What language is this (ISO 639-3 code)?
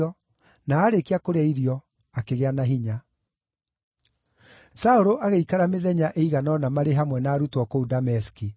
kik